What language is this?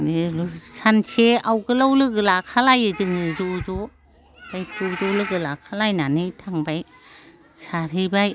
Bodo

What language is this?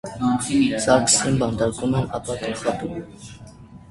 Armenian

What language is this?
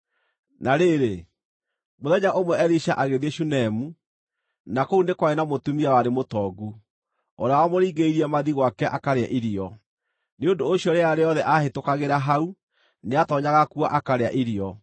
Kikuyu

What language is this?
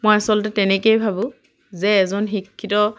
Assamese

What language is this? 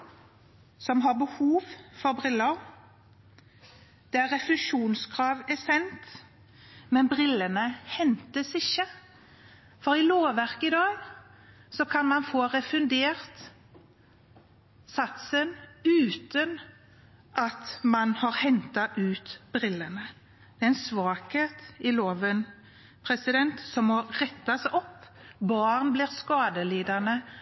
Norwegian Bokmål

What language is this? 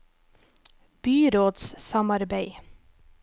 Norwegian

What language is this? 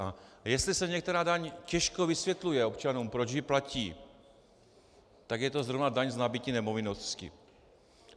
Czech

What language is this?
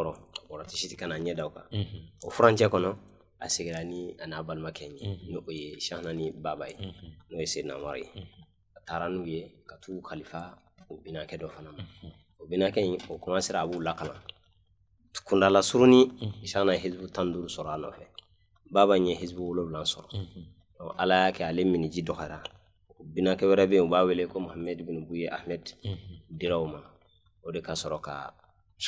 Arabic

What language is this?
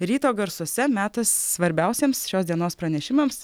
Lithuanian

